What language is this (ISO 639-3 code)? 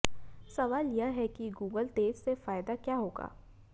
hin